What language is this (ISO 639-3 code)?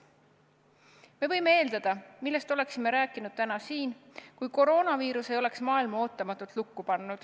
est